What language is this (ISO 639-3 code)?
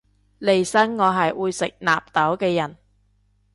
yue